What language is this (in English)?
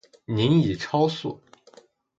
Chinese